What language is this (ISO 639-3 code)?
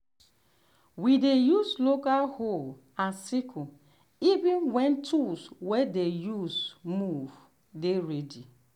pcm